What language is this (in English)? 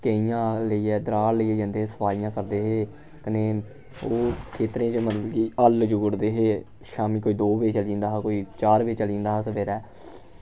Dogri